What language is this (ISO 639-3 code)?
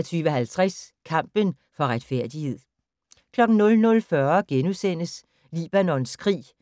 dan